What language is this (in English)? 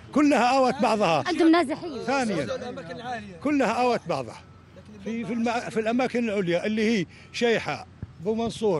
Arabic